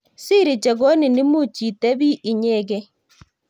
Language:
Kalenjin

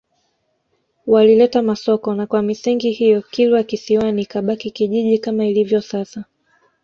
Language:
Swahili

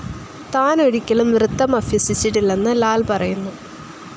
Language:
Malayalam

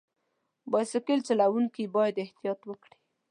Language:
Pashto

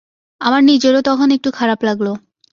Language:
Bangla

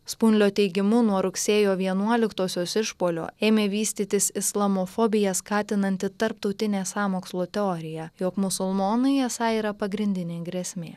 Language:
Lithuanian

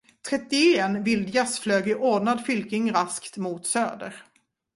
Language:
Swedish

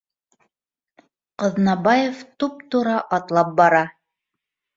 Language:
Bashkir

